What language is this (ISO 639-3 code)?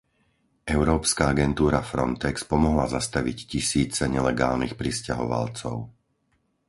slk